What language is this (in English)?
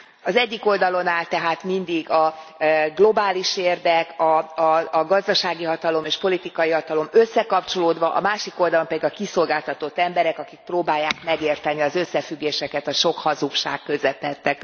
Hungarian